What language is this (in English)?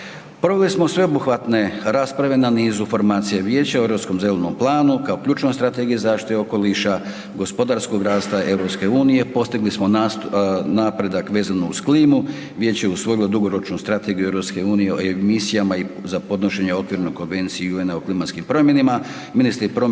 Croatian